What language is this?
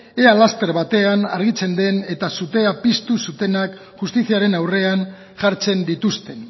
Basque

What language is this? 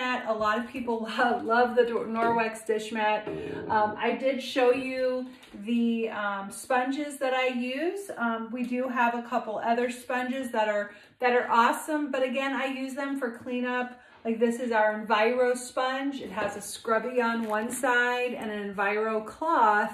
English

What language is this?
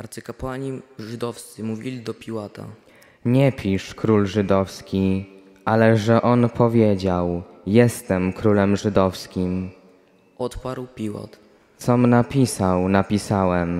Polish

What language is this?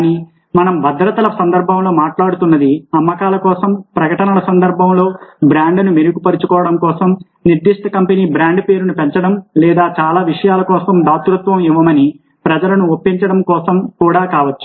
Telugu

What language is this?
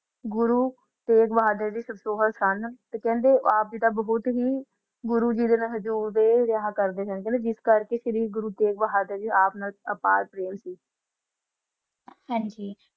Punjabi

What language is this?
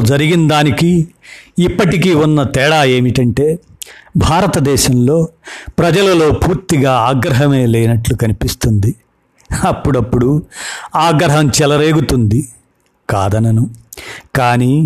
Telugu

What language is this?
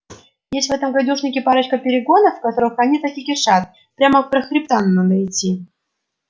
Russian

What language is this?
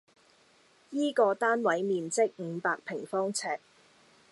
Cantonese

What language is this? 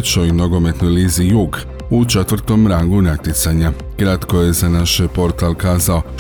Croatian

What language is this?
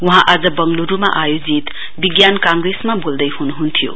Nepali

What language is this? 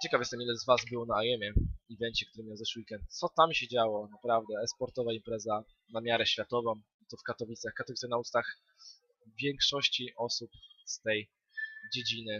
Polish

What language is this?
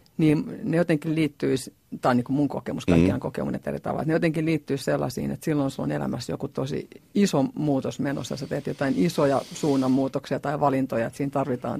Finnish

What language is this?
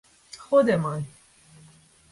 Persian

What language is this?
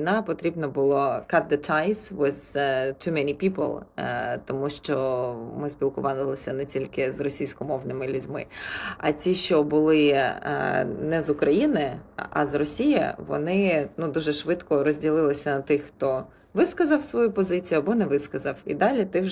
Ukrainian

